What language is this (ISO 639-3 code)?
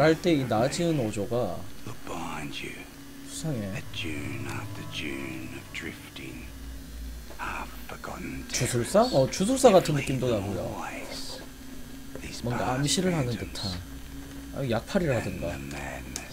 kor